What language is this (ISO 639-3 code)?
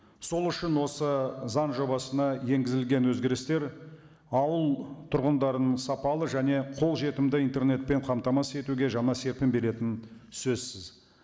kaz